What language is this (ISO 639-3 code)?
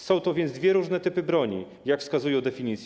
pol